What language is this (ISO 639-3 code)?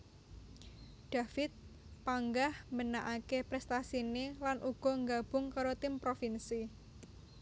jav